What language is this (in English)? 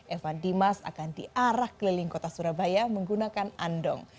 Indonesian